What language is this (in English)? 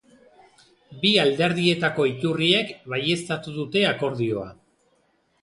Basque